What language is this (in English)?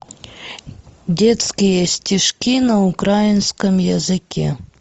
Russian